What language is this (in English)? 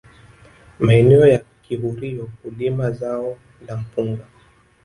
Swahili